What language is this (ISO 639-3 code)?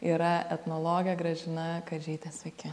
lit